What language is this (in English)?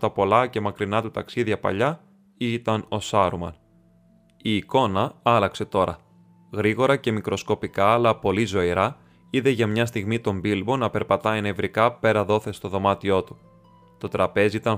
Greek